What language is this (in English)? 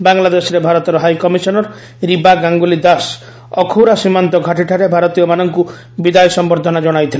Odia